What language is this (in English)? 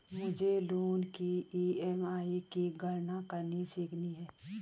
Hindi